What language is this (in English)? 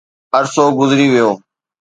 Sindhi